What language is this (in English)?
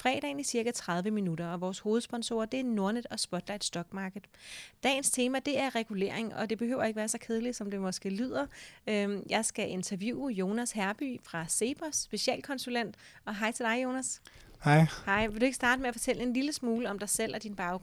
Danish